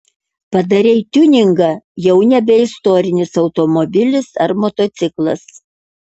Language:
Lithuanian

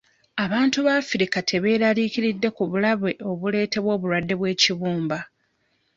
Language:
Ganda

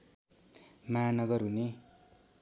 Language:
Nepali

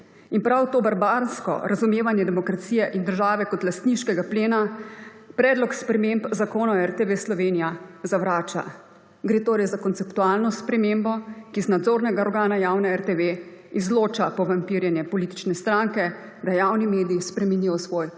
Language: Slovenian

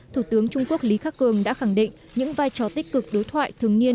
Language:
Vietnamese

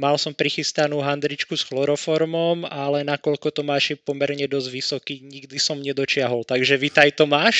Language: Slovak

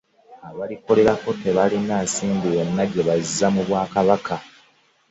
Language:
Ganda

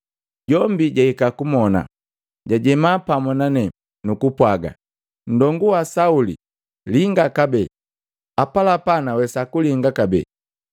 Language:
Matengo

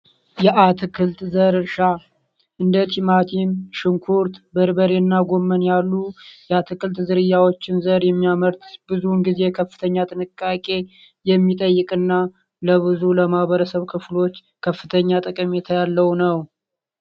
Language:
Amharic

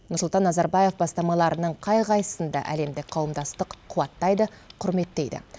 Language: Kazakh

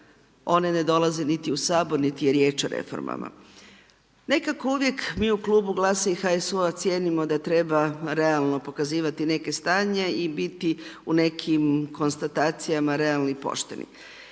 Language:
Croatian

